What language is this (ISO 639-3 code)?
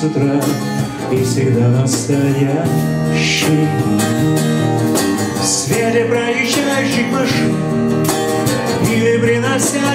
rus